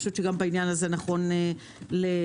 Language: Hebrew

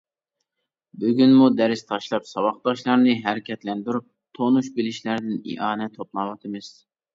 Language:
Uyghur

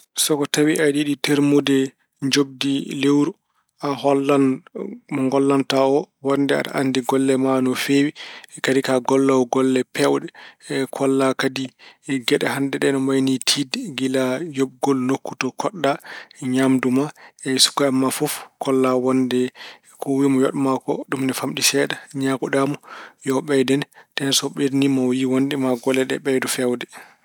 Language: Fula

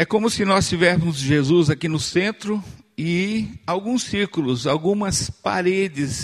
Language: Portuguese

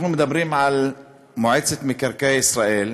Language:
Hebrew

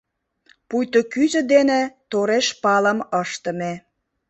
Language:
Mari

